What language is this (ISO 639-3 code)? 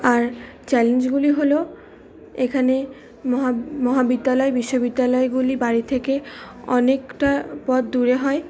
ben